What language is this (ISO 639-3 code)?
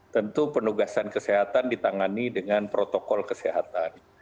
ind